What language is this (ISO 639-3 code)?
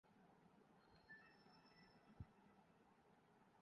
urd